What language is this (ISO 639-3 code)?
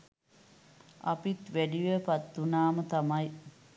sin